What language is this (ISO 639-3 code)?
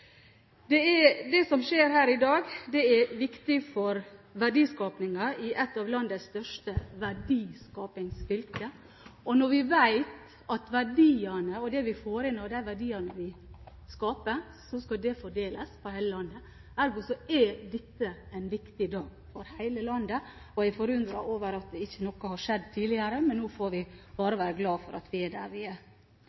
nob